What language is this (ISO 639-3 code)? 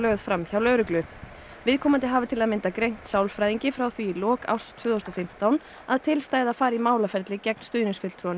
isl